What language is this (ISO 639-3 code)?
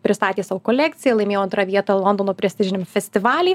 lit